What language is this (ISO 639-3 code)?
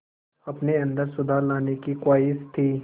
hin